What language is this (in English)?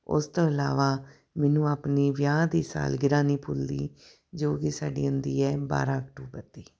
Punjabi